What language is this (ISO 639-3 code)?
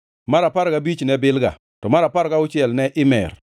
luo